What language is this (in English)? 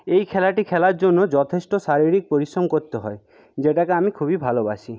Bangla